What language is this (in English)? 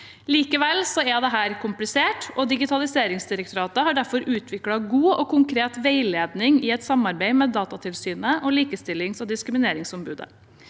Norwegian